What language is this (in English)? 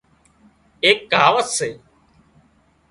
Wadiyara Koli